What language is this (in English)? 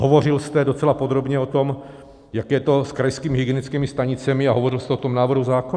Czech